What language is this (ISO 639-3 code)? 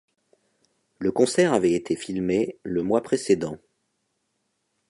fra